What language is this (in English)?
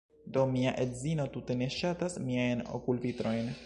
Esperanto